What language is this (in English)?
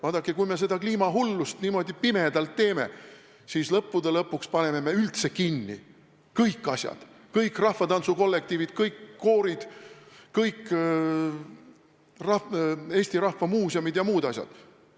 Estonian